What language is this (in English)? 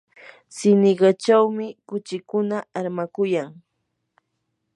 Yanahuanca Pasco Quechua